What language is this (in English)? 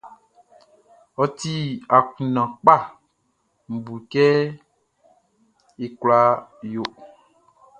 Baoulé